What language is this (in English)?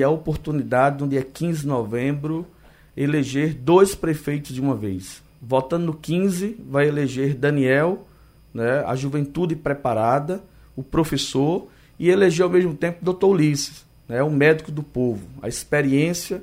Portuguese